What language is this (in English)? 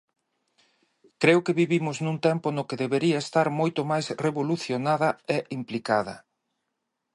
Galician